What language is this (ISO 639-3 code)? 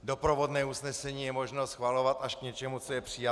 ces